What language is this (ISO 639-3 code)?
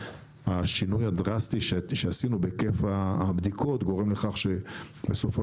heb